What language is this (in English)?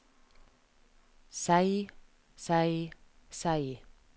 Norwegian